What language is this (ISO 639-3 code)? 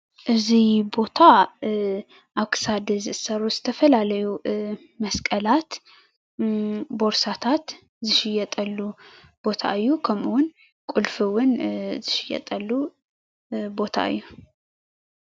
tir